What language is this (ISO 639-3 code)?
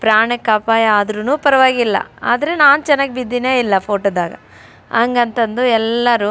kan